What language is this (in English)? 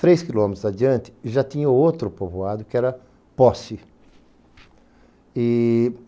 Portuguese